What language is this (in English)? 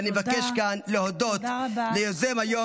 Hebrew